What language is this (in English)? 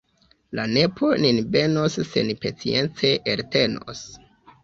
Esperanto